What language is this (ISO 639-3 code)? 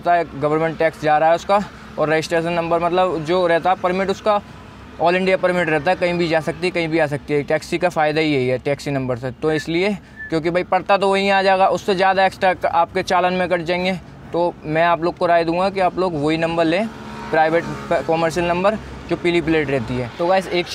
hin